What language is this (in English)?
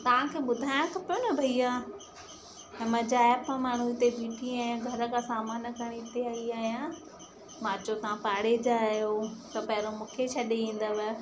Sindhi